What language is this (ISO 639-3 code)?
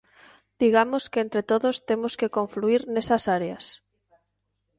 glg